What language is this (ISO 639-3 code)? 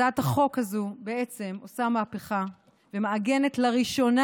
heb